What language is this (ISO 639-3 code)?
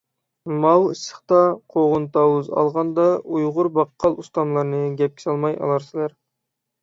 uig